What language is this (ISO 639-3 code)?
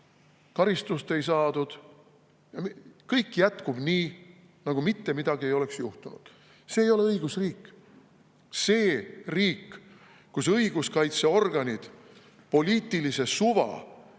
est